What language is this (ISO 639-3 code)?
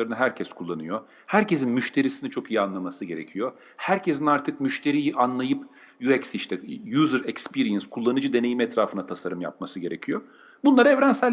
tur